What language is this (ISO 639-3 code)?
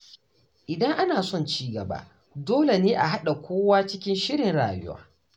hau